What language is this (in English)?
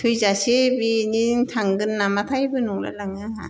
Bodo